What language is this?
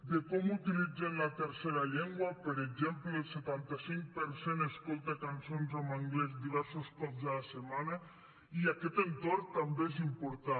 Catalan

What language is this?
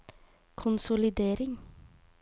Norwegian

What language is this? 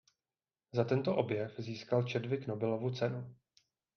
Czech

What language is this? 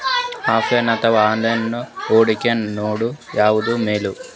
Kannada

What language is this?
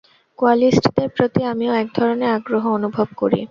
Bangla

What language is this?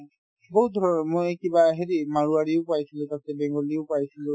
Assamese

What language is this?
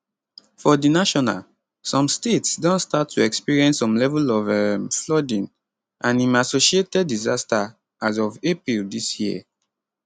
Nigerian Pidgin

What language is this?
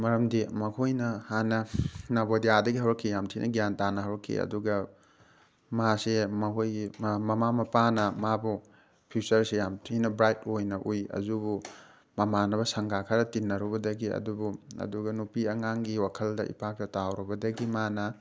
Manipuri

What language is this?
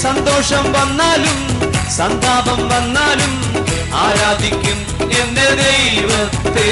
Malayalam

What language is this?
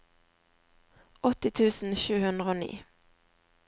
Norwegian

